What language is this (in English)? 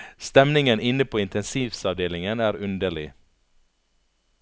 Norwegian